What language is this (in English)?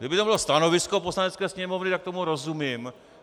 Czech